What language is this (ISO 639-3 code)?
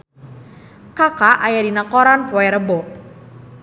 sun